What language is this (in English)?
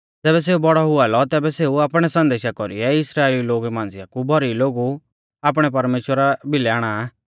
Mahasu Pahari